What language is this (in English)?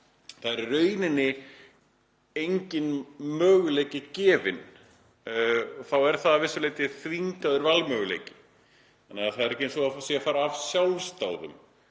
Icelandic